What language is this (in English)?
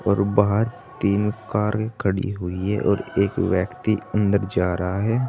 Hindi